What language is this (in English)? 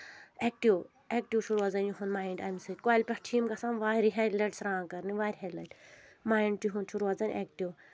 Kashmiri